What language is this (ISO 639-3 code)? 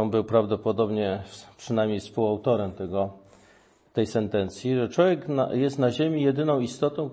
pol